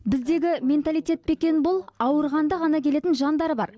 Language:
Kazakh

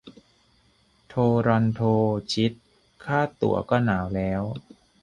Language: Thai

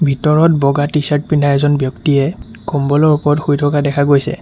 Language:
Assamese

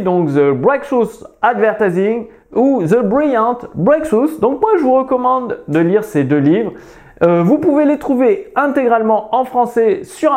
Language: French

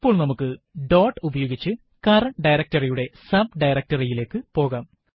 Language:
Malayalam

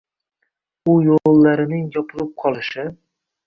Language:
Uzbek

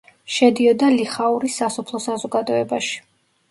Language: Georgian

